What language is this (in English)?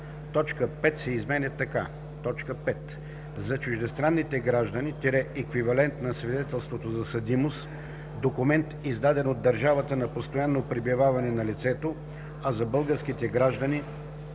Bulgarian